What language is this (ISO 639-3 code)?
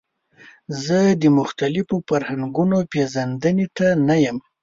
pus